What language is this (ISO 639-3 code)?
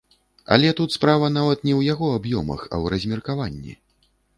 bel